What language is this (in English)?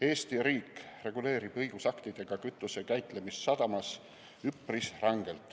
Estonian